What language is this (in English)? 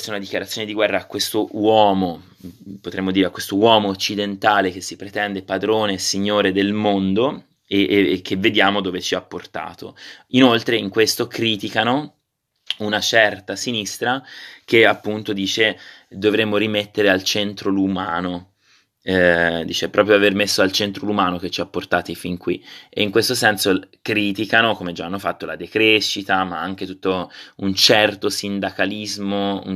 Italian